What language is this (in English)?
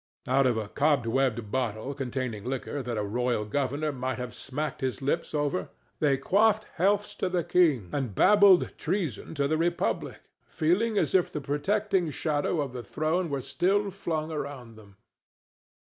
English